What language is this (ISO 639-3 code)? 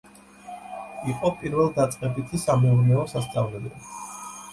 kat